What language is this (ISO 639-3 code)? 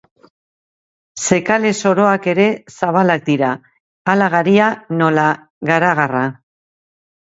eus